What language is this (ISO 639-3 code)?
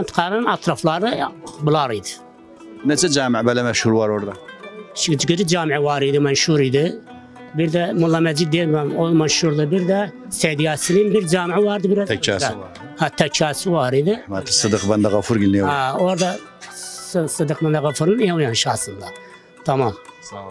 tur